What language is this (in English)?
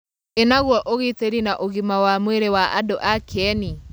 Kikuyu